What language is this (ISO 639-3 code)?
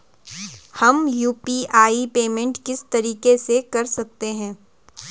hin